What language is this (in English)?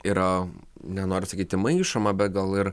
Lithuanian